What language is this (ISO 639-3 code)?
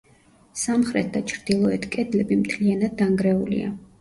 kat